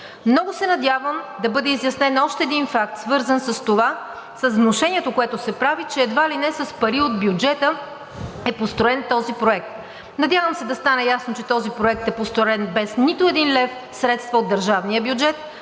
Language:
Bulgarian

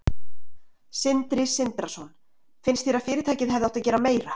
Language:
Icelandic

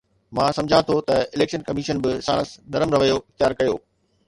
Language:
Sindhi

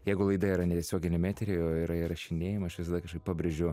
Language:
Lithuanian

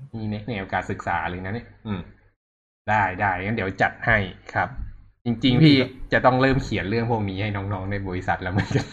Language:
Thai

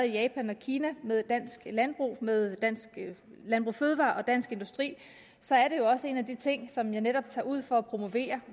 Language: Danish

